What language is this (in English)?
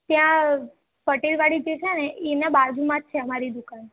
Gujarati